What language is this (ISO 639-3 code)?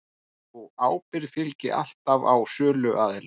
isl